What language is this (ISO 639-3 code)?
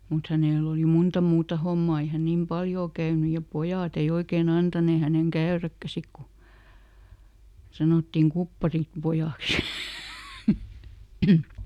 fin